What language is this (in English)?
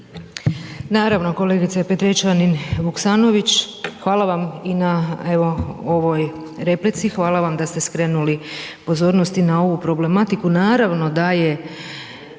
Croatian